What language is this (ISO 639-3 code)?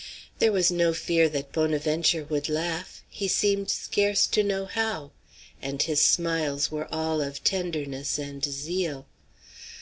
eng